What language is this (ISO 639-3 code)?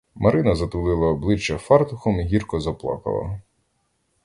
ukr